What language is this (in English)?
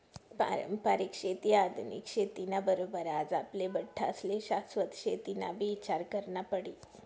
Marathi